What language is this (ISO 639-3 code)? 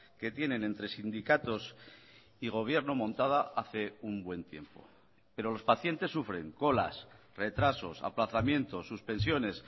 spa